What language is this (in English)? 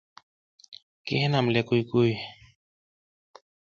South Giziga